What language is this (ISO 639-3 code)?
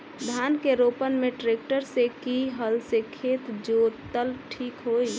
bho